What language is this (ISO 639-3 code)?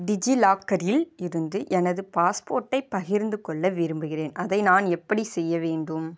tam